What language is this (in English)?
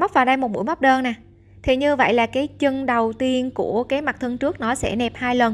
Vietnamese